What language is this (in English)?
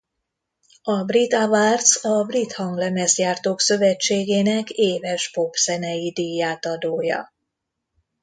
Hungarian